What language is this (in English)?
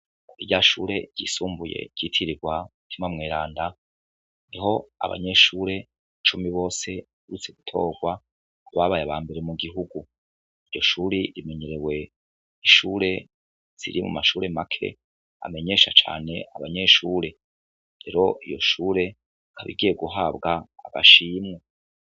Rundi